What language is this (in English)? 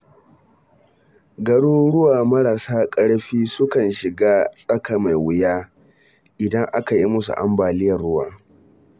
Hausa